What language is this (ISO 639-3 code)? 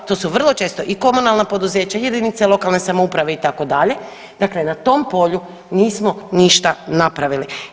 hrv